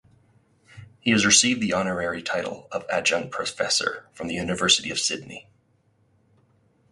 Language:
English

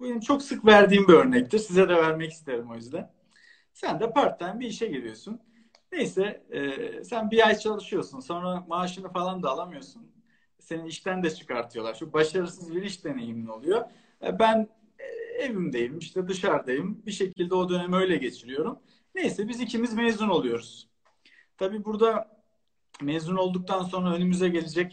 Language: Turkish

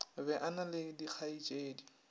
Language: Northern Sotho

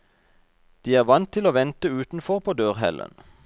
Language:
Norwegian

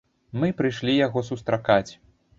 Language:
Belarusian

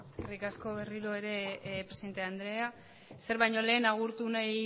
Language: Basque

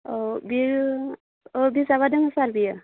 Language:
Bodo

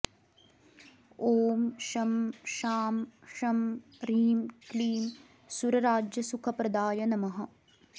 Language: Sanskrit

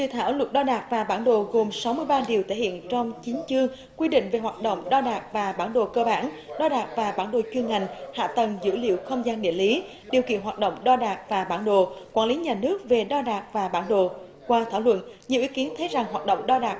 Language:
Vietnamese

